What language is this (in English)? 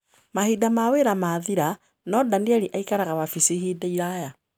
Kikuyu